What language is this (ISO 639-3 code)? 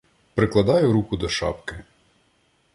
ukr